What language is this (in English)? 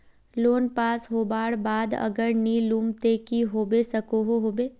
Magahi